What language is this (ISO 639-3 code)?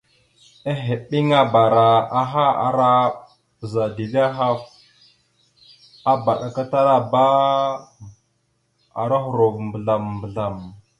mxu